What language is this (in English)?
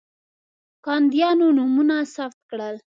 Pashto